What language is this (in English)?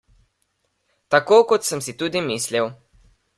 Slovenian